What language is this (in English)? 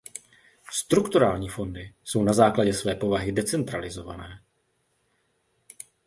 Czech